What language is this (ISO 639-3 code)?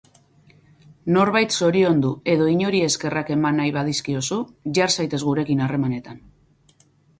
eus